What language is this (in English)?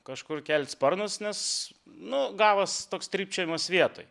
Lithuanian